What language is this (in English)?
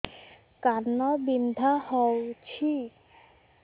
Odia